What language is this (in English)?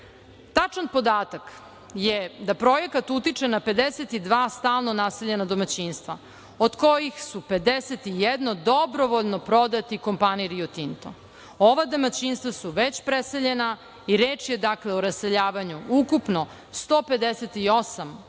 Serbian